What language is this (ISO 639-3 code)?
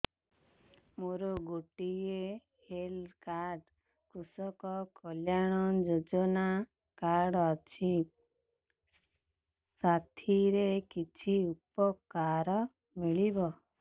ori